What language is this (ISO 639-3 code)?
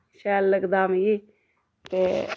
doi